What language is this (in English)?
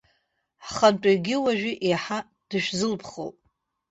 Abkhazian